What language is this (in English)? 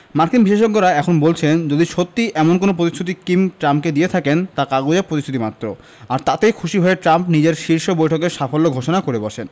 Bangla